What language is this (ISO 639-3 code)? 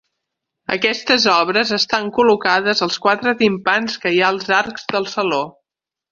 cat